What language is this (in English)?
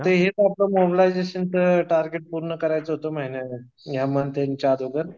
Marathi